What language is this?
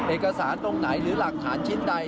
Thai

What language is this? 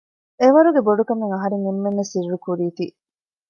Divehi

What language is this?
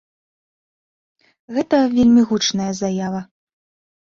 Belarusian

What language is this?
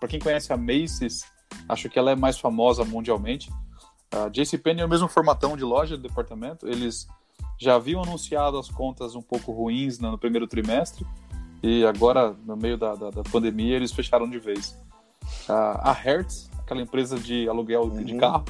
Portuguese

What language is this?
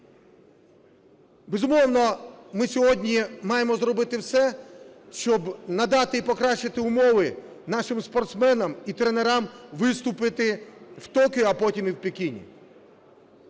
Ukrainian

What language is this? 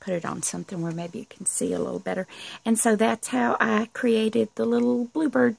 English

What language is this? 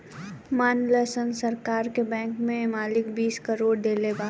Bhojpuri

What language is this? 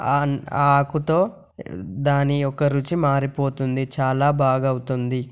Telugu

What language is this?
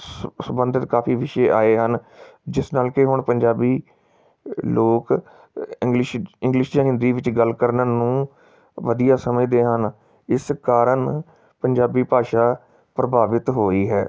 Punjabi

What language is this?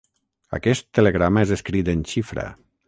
Catalan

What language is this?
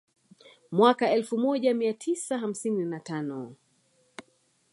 Swahili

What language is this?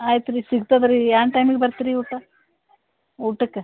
Kannada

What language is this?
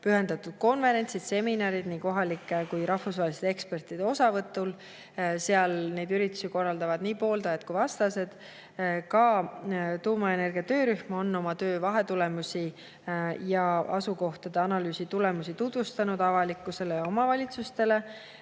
Estonian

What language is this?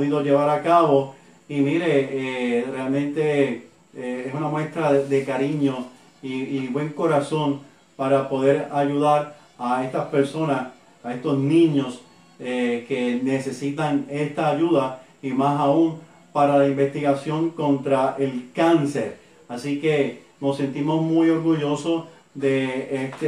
Spanish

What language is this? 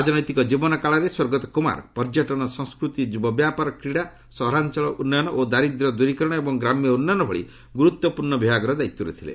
Odia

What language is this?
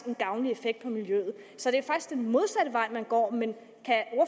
Danish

